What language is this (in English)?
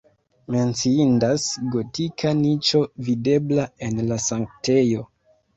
Esperanto